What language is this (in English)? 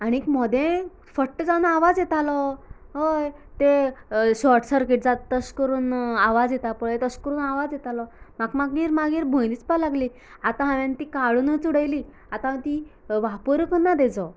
Konkani